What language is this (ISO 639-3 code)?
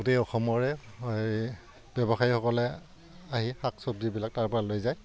asm